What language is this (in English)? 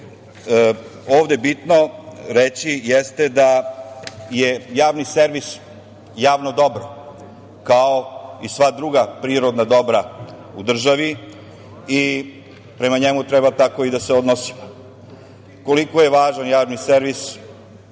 Serbian